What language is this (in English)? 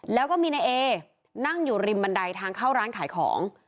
Thai